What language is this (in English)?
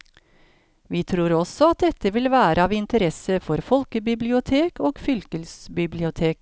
Norwegian